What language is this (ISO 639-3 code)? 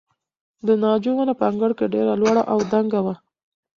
pus